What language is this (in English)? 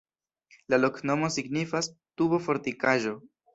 Esperanto